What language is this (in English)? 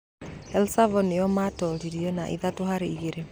Kikuyu